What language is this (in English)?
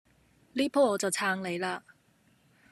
Cantonese